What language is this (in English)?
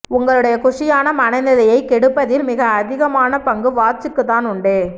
Tamil